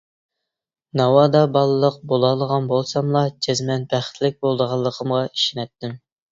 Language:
Uyghur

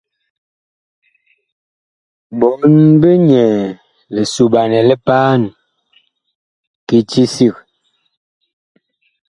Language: Bakoko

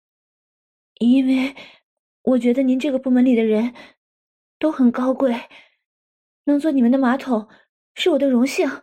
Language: Chinese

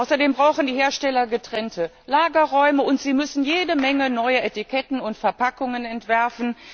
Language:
German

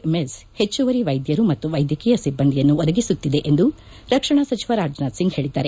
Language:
Kannada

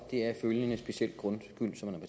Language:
Danish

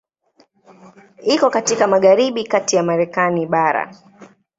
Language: Swahili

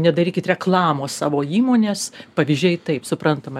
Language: Lithuanian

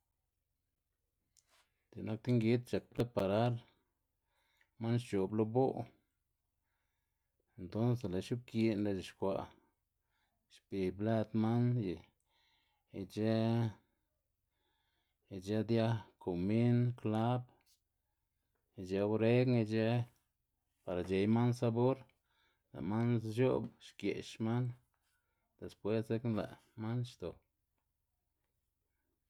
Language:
Xanaguía Zapotec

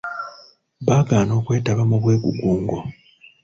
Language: Ganda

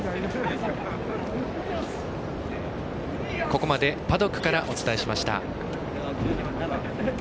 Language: Japanese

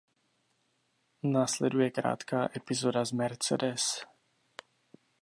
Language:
Czech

